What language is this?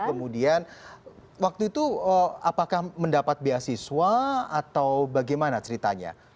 Indonesian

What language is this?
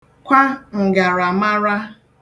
Igbo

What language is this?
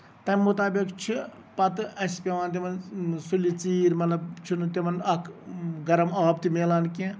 Kashmiri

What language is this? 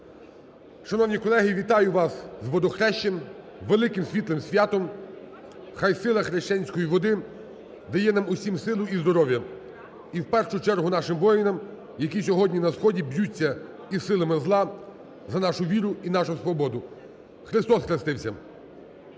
Ukrainian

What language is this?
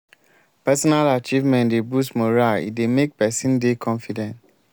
Nigerian Pidgin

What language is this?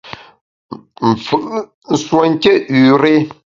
Bamun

